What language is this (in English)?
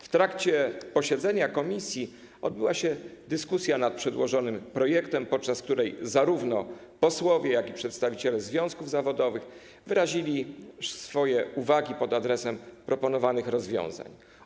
Polish